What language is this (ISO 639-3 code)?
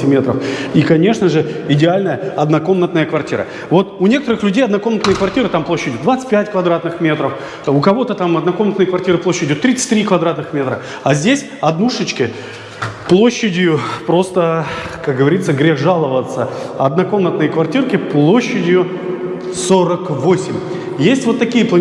rus